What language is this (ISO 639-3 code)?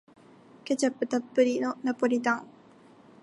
jpn